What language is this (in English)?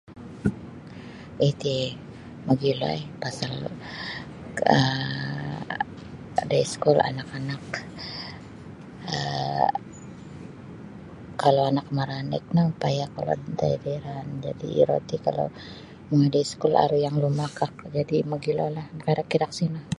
Sabah Bisaya